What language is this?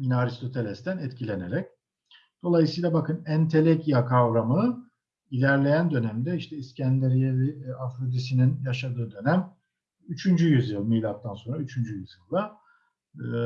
Turkish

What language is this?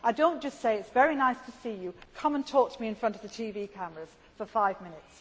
English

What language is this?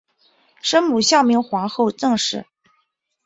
Chinese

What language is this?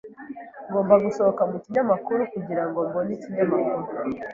Kinyarwanda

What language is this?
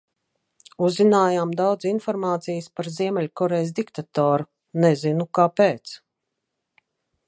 Latvian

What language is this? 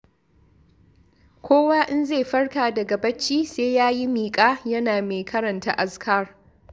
Hausa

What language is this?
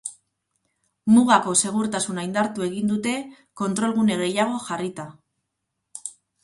Basque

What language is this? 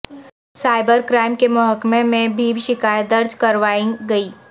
Urdu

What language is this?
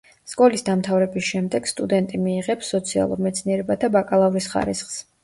Georgian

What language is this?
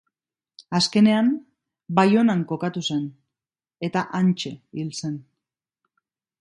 Basque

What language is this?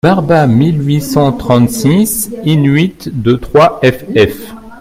French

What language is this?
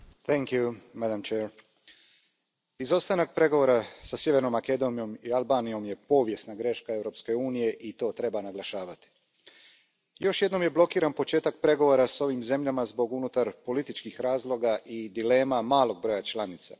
Croatian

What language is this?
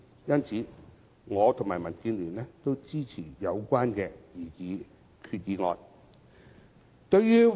Cantonese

